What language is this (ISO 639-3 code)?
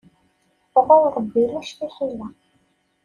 kab